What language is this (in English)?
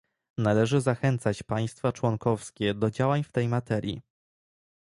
Polish